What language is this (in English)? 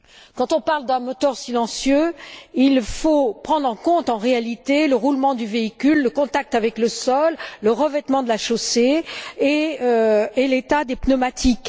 French